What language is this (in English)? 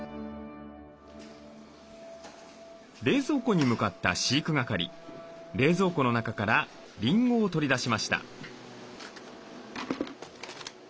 Japanese